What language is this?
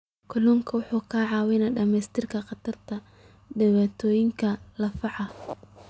Somali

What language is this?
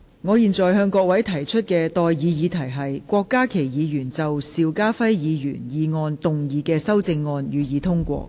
Cantonese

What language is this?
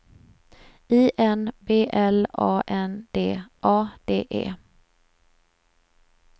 Swedish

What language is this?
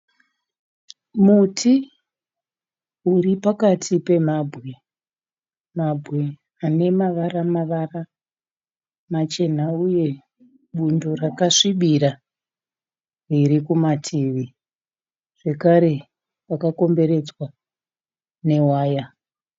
Shona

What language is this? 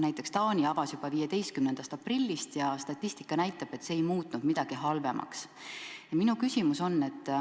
Estonian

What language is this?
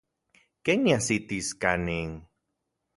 Central Puebla Nahuatl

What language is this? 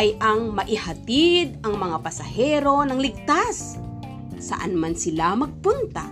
Filipino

